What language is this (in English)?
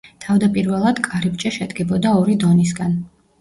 Georgian